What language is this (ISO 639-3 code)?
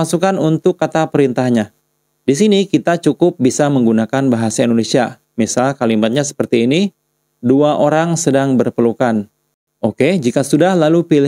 ind